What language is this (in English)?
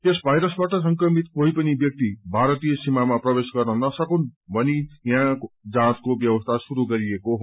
Nepali